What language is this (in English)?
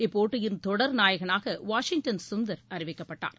Tamil